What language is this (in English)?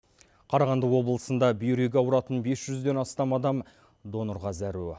Kazakh